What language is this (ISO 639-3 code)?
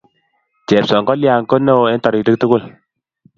kln